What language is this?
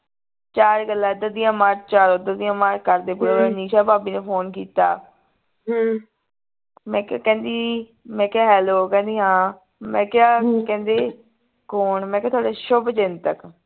Punjabi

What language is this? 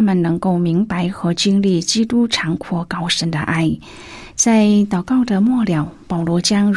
Chinese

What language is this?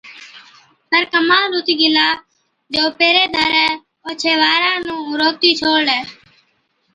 Od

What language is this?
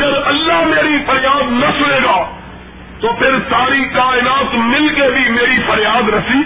Urdu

